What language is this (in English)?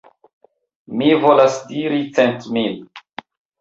Esperanto